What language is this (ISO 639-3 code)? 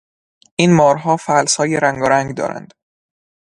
fas